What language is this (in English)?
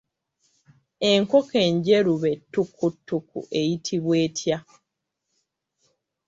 Ganda